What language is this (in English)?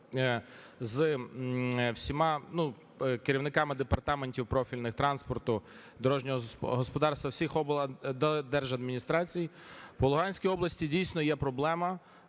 Ukrainian